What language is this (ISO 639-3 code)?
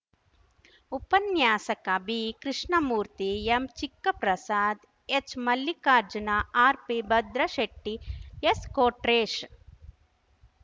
kan